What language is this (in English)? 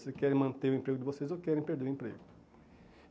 Portuguese